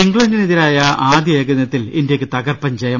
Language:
Malayalam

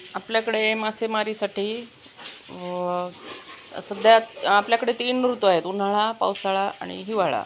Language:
Marathi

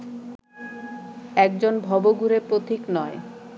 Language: Bangla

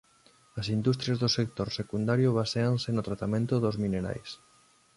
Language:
Galician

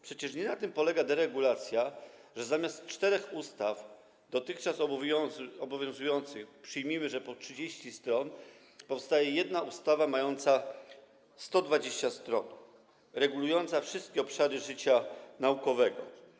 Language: Polish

